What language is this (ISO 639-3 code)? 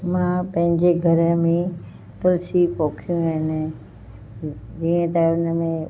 snd